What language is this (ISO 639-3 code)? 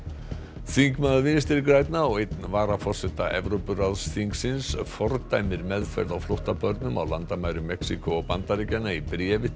isl